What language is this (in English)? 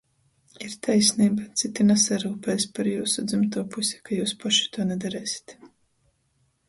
Latgalian